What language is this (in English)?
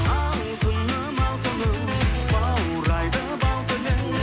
Kazakh